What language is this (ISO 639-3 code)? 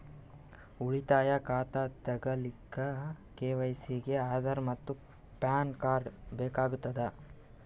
kan